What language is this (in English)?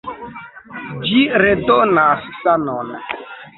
Esperanto